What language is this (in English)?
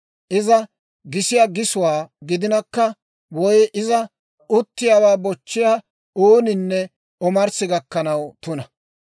Dawro